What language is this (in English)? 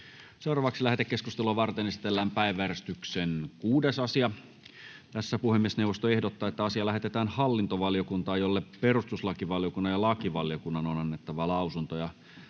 Finnish